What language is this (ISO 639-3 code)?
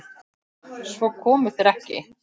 isl